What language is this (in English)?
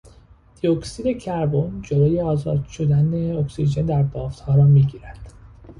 Persian